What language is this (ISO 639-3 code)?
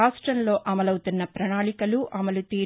tel